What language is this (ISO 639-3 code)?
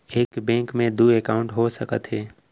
hne